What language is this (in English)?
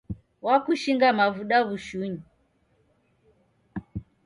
Taita